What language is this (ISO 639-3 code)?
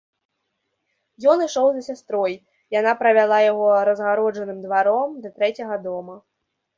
bel